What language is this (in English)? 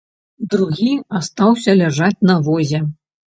Belarusian